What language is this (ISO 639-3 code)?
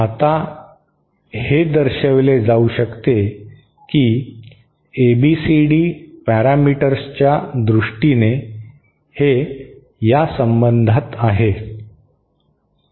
mar